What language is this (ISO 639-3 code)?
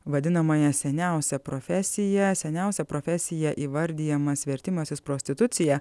lit